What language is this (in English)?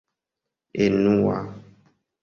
Esperanto